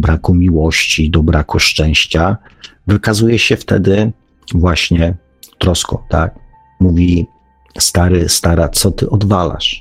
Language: Polish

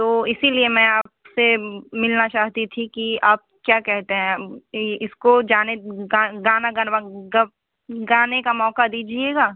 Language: Hindi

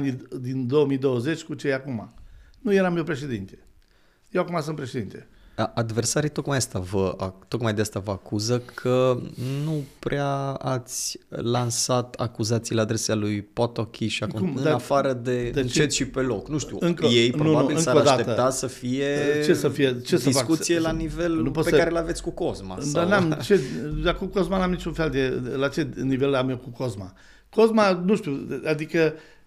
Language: Romanian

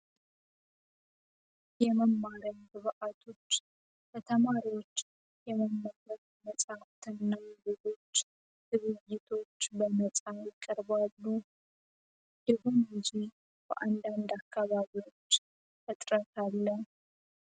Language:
Amharic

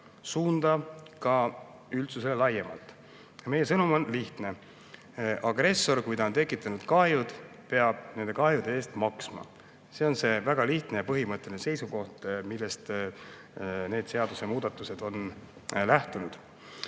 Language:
Estonian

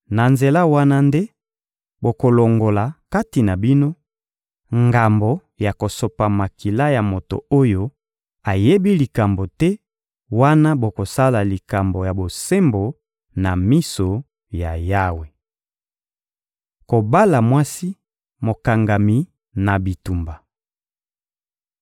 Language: Lingala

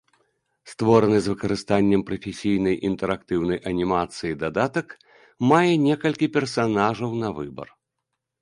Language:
Belarusian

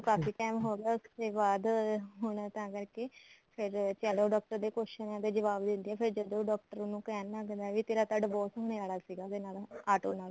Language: Punjabi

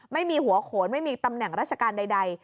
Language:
Thai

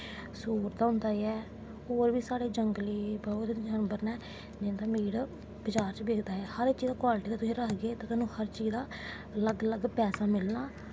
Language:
Dogri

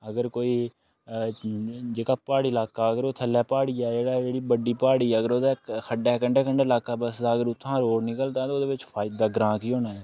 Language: Dogri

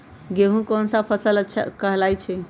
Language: Magahi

